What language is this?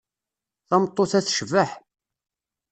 Kabyle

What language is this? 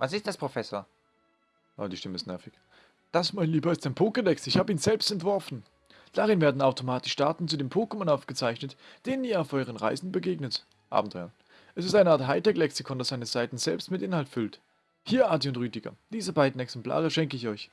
German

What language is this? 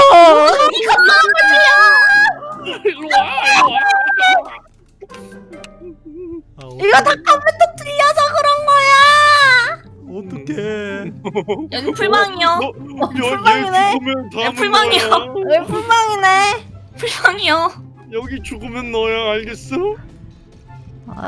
Korean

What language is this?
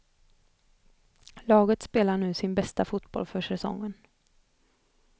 Swedish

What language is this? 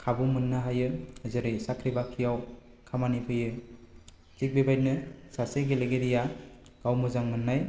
Bodo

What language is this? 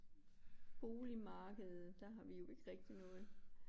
Danish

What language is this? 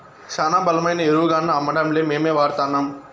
Telugu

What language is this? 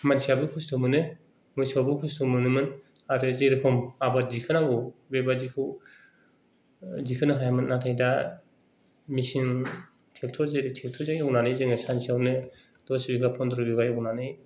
Bodo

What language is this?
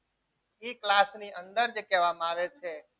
Gujarati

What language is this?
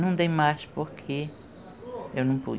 Portuguese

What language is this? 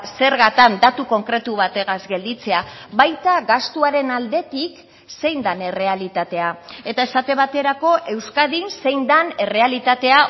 Basque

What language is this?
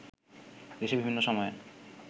Bangla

